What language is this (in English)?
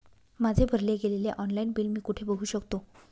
Marathi